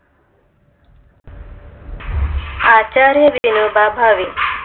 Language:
Marathi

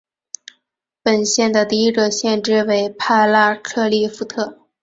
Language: Chinese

